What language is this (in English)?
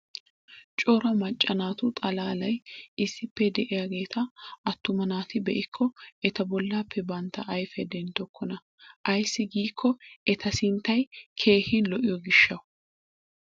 Wolaytta